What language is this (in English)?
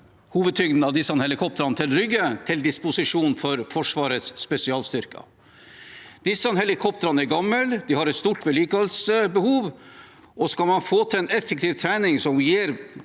Norwegian